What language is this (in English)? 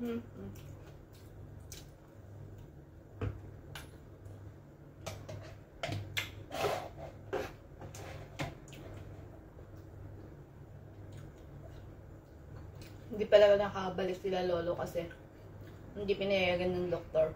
Filipino